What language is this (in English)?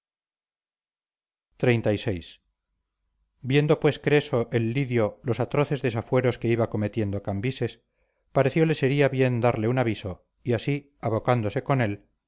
Spanish